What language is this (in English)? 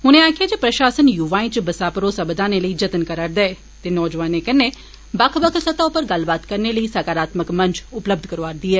Dogri